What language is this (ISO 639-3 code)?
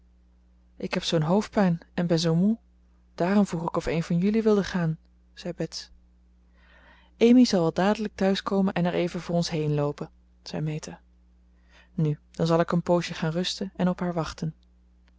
nld